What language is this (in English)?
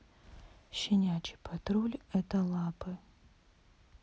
Russian